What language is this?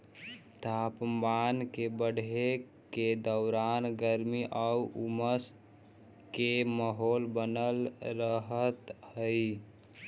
Magahi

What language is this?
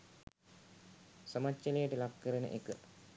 Sinhala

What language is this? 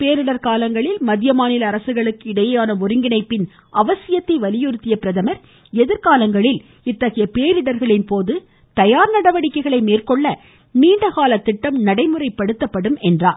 Tamil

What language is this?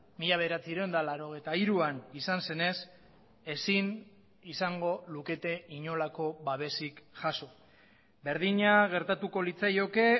Basque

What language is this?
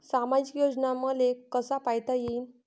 Marathi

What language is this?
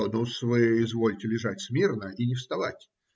Russian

